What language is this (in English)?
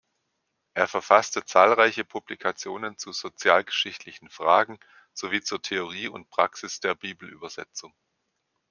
German